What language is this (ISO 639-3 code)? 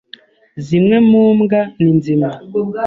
kin